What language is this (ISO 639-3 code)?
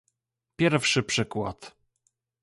pol